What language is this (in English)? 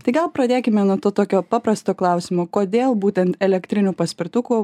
Lithuanian